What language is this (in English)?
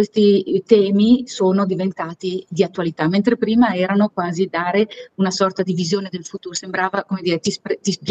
Italian